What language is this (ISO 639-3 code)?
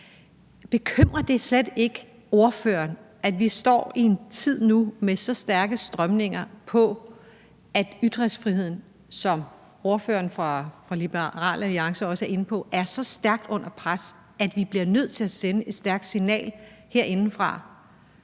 dan